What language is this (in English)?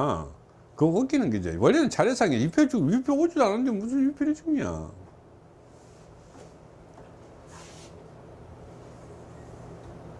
Korean